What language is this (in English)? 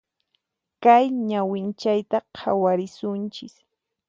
Puno Quechua